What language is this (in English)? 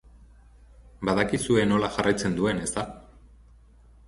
Basque